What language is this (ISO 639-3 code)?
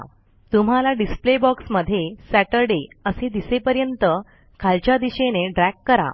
mar